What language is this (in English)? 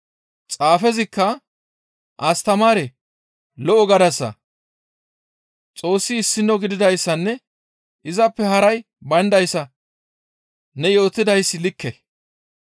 Gamo